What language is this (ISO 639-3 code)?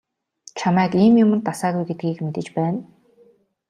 mon